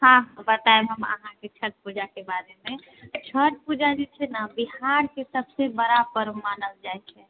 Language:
Maithili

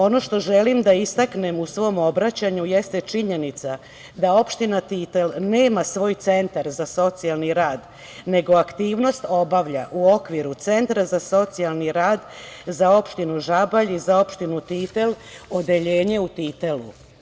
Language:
Serbian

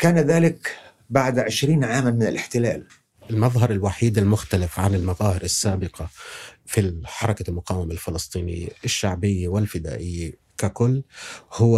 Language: Arabic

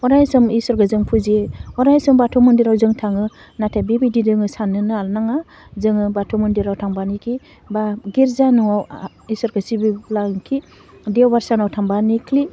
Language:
Bodo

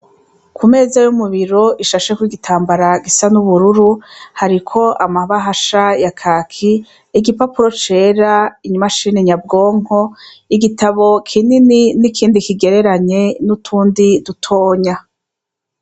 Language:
Rundi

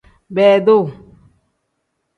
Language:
Tem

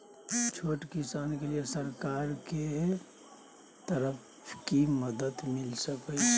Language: Maithili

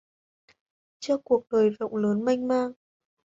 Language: Vietnamese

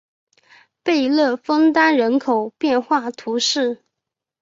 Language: Chinese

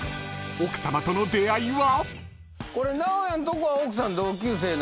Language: Japanese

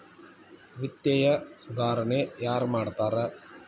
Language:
Kannada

